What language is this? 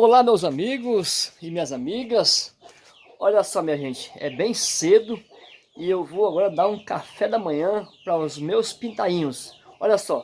Portuguese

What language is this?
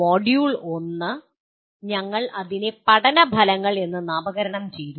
Malayalam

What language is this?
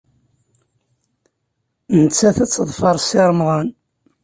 Kabyle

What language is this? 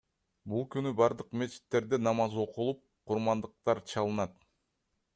Kyrgyz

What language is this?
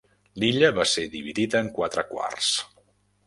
Catalan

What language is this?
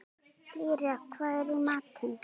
Icelandic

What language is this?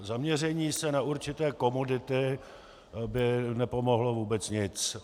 Czech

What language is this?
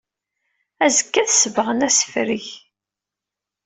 Kabyle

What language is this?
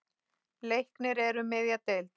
Icelandic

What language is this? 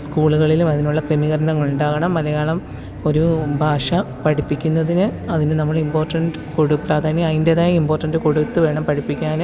Malayalam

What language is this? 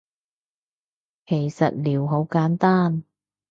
Cantonese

